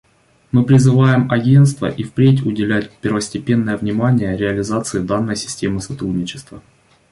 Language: Russian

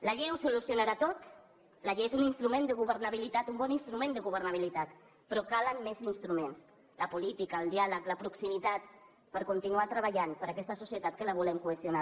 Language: Catalan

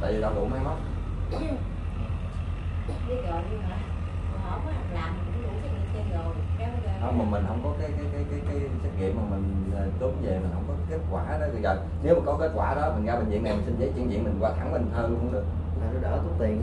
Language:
Vietnamese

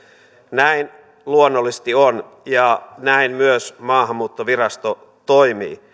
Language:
Finnish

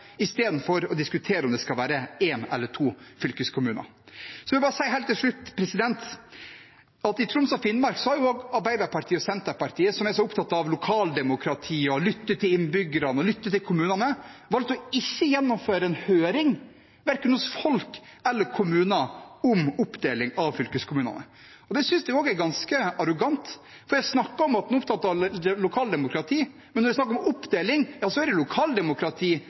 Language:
Norwegian Bokmål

